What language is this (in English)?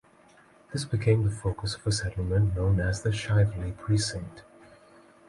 English